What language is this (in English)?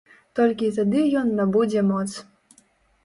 Belarusian